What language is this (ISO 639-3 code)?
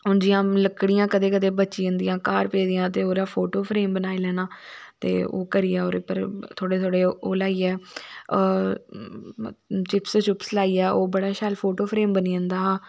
doi